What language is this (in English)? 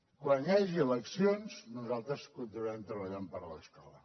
Catalan